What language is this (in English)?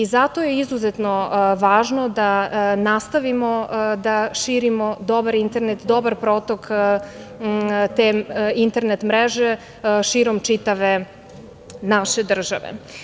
Serbian